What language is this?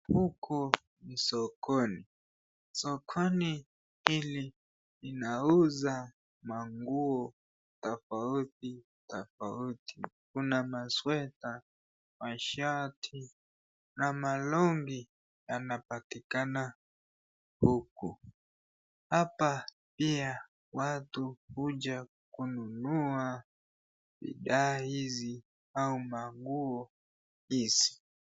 Swahili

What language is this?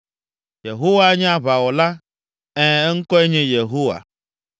Ewe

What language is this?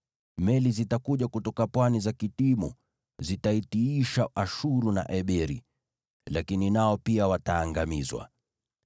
Swahili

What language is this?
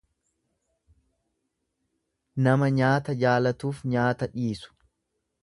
Oromo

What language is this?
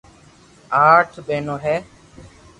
Loarki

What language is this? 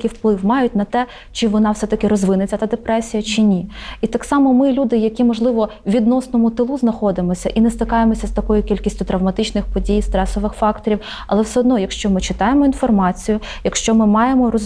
Ukrainian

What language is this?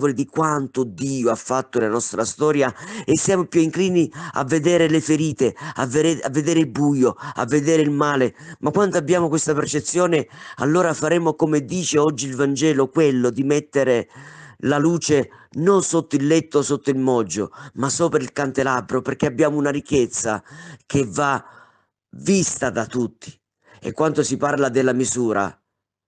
Italian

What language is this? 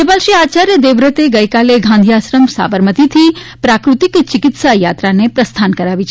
Gujarati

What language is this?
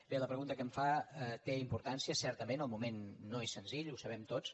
Catalan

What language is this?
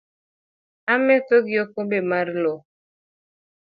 Luo (Kenya and Tanzania)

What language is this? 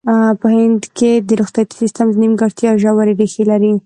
Pashto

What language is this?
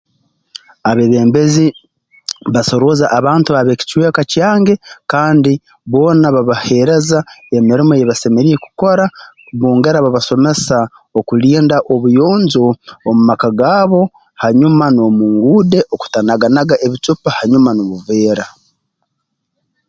Tooro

